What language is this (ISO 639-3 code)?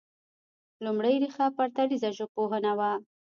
pus